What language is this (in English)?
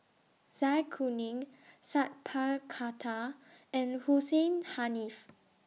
English